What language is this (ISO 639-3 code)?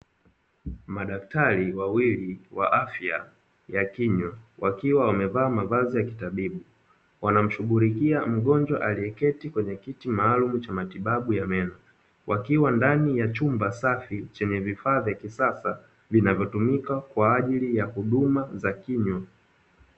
swa